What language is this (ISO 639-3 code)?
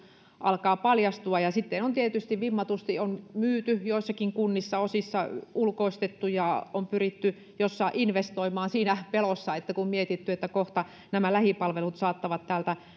fin